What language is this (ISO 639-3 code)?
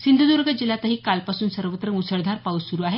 mar